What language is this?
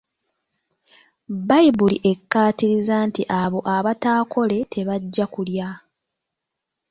Ganda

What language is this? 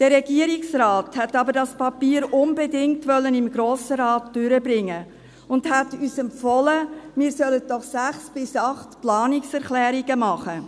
Swiss German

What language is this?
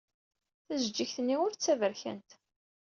Kabyle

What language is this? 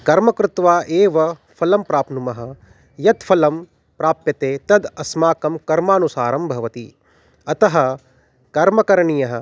Sanskrit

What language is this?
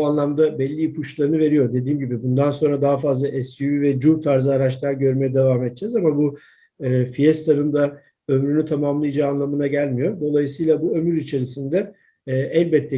Turkish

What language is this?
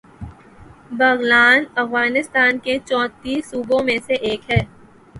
Urdu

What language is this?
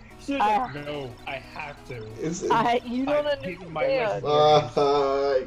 English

